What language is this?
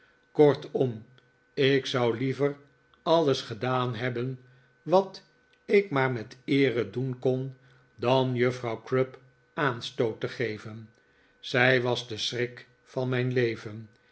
Dutch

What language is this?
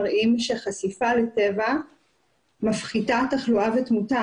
Hebrew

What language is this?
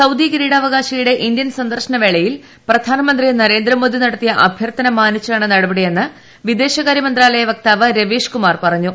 Malayalam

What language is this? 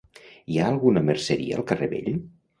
Catalan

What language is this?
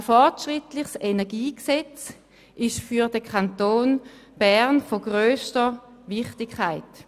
Swiss German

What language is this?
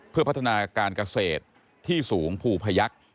Thai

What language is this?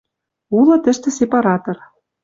Western Mari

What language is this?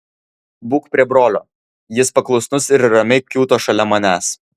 Lithuanian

